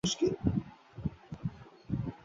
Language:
Bangla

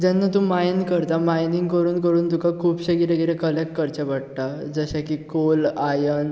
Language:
Konkani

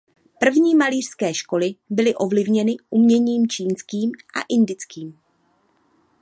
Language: Czech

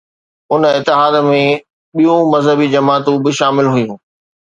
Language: Sindhi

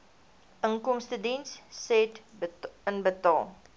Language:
Afrikaans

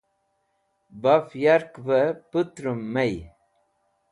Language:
Wakhi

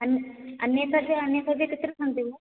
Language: Sanskrit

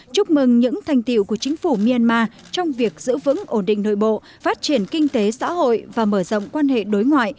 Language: Vietnamese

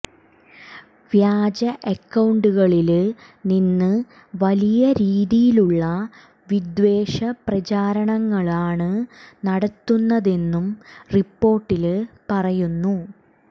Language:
Malayalam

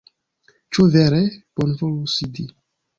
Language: Esperanto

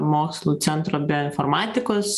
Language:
Lithuanian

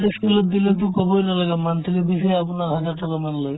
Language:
Assamese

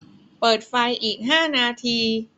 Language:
Thai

